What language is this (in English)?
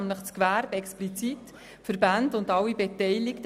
Swiss German